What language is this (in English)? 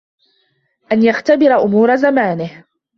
Arabic